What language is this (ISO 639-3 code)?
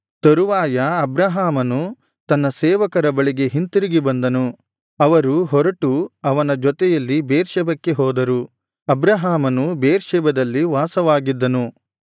kan